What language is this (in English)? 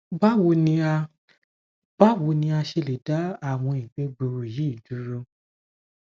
Yoruba